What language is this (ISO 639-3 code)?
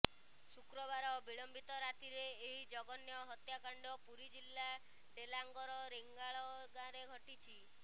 ori